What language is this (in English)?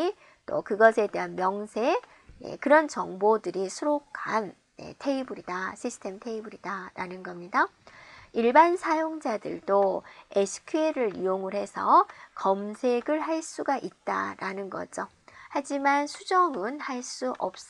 Korean